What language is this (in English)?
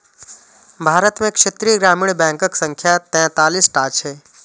Maithili